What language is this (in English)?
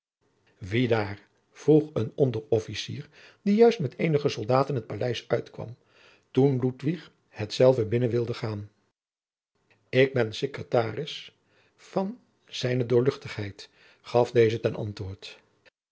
Dutch